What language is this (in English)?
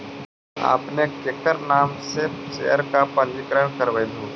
Magahi